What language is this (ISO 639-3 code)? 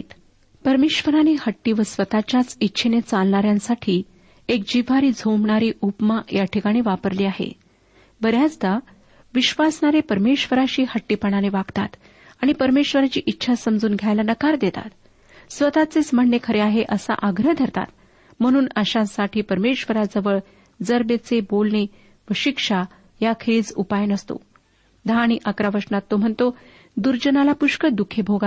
mar